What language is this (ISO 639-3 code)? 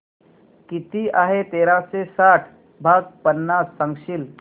mar